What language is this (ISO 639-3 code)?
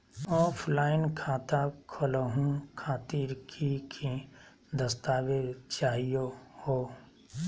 mag